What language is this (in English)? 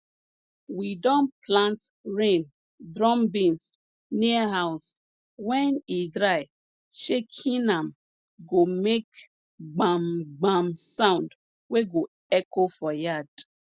Nigerian Pidgin